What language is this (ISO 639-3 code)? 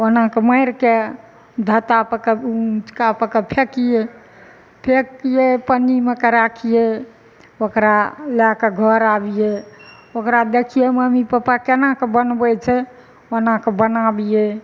mai